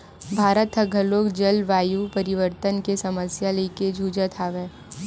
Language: Chhattisgarhi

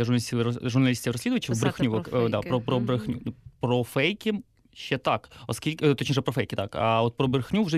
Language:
Ukrainian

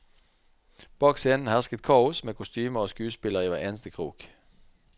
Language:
Norwegian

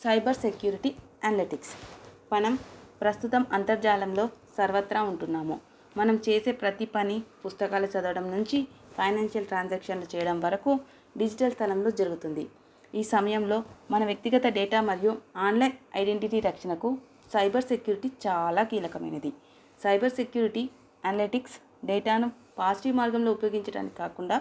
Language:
Telugu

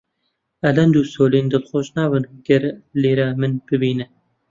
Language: Central Kurdish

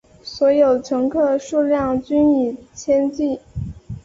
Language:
Chinese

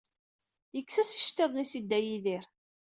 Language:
Kabyle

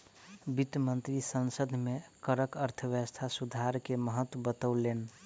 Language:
Maithili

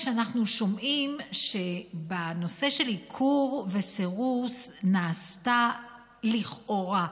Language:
Hebrew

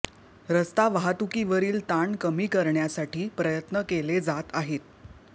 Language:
Marathi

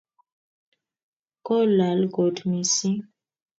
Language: Kalenjin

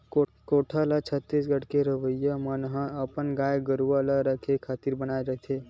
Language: Chhattisgarhi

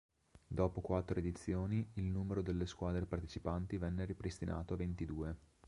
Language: Italian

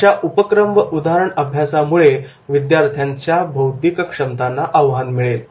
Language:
Marathi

